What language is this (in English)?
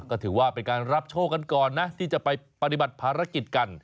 Thai